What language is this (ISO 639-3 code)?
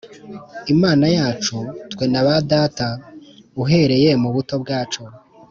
kin